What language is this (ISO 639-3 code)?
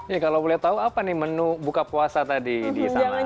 ind